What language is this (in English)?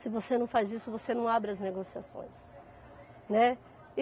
Portuguese